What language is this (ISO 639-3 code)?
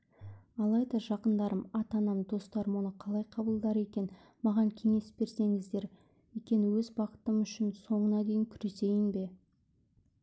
kaz